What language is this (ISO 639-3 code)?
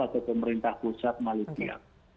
ind